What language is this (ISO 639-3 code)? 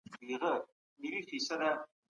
pus